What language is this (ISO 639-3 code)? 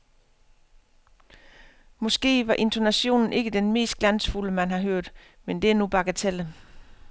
dan